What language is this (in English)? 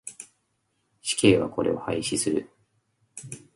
Japanese